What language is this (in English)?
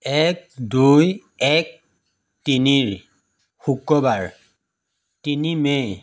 Assamese